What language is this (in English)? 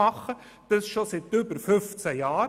Swiss German